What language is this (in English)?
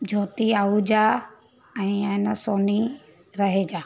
Sindhi